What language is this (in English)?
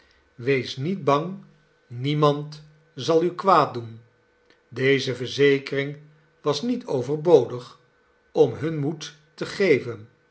Dutch